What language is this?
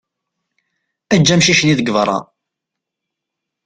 Kabyle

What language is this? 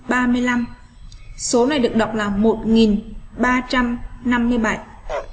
Vietnamese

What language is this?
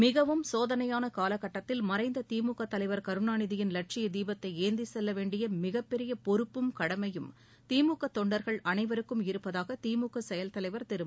Tamil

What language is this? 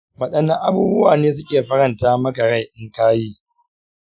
Hausa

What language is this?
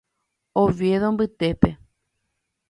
Guarani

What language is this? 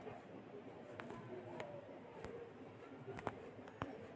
Magahi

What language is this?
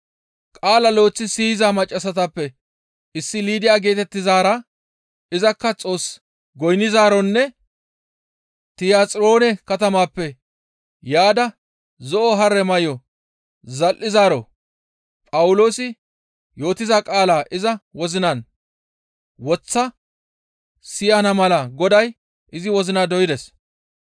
Gamo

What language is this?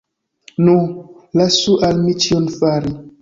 Esperanto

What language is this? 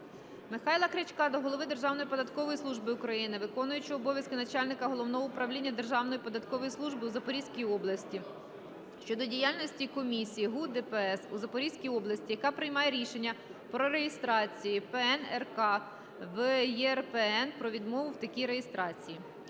Ukrainian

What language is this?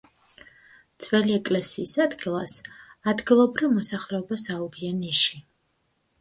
Georgian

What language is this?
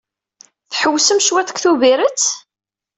Kabyle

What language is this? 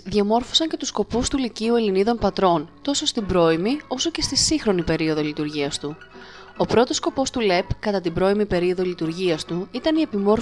Greek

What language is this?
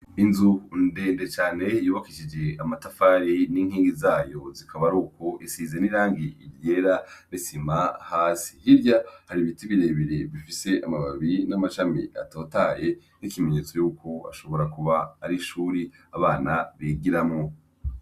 Rundi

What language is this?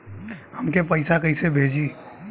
Bhojpuri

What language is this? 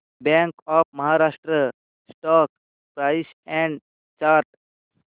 Marathi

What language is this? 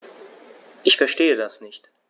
German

